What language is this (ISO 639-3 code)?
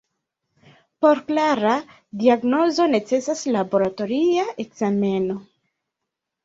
epo